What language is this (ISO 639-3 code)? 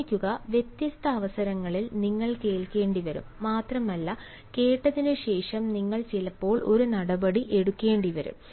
mal